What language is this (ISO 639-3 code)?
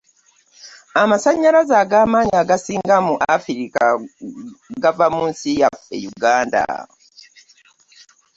lug